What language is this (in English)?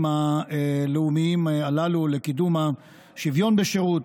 Hebrew